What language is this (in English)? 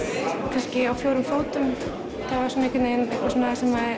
Icelandic